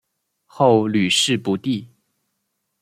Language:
Chinese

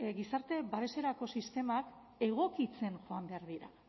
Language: Basque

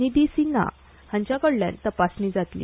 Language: Konkani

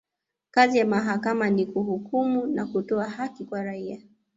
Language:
Swahili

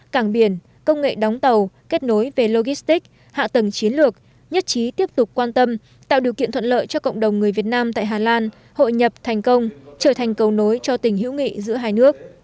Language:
Vietnamese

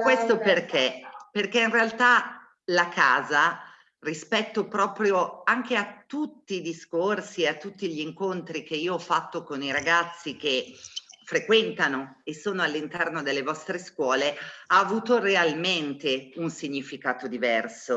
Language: Italian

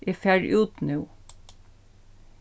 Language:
Faroese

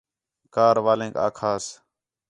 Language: Khetrani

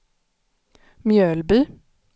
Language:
Swedish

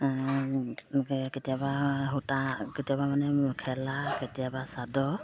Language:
Assamese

